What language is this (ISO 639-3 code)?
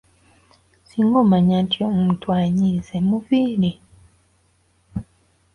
lug